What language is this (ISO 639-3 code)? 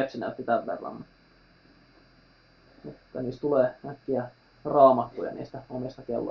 fin